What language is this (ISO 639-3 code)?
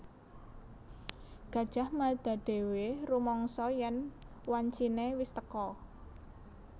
jav